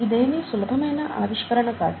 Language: Telugu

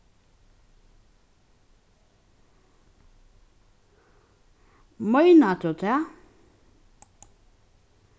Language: Faroese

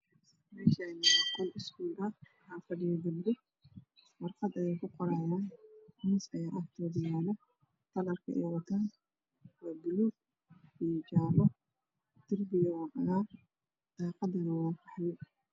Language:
Somali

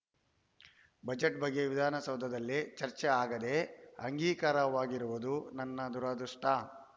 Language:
Kannada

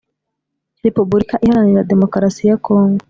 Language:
Kinyarwanda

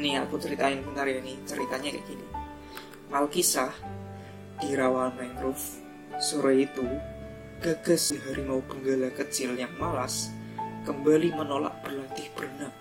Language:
Indonesian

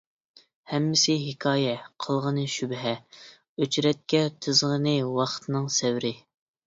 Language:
Uyghur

